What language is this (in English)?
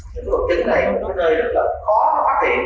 Vietnamese